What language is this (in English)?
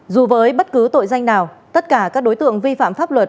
Vietnamese